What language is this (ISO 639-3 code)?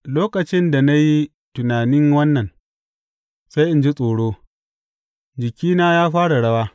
hau